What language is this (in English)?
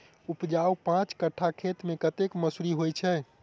Maithili